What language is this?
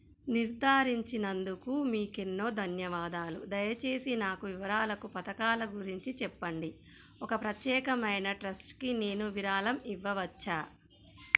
Telugu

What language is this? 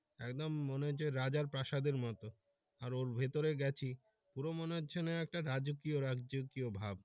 Bangla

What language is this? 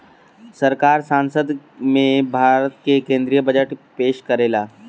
Bhojpuri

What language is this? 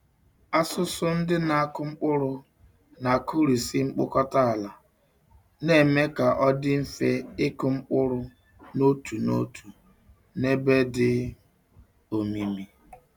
Igbo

